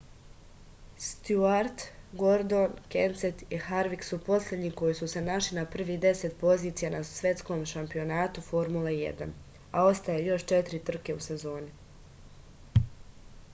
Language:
Serbian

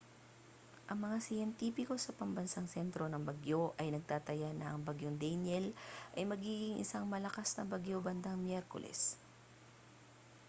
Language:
Filipino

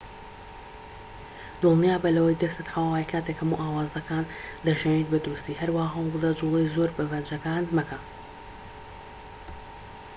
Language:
Central Kurdish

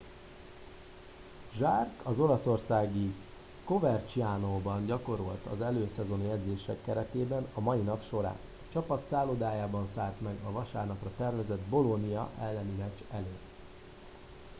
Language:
Hungarian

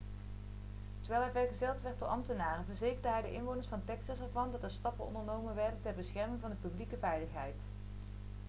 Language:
Dutch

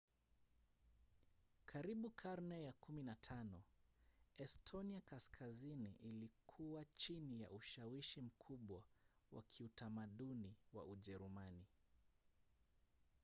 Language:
Swahili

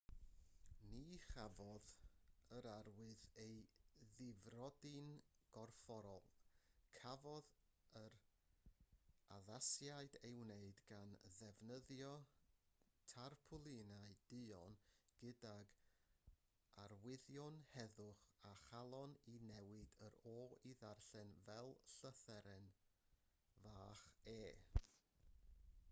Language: Welsh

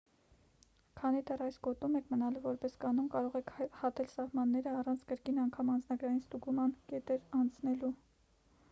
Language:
Armenian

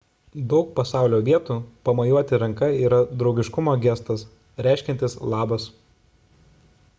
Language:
Lithuanian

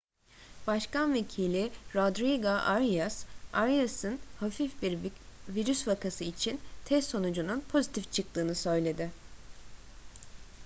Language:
Turkish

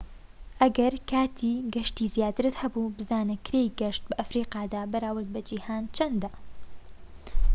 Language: Central Kurdish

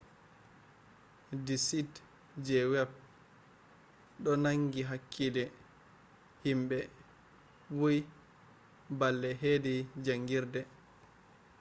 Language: Fula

